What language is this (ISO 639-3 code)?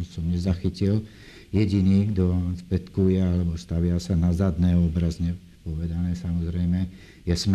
slk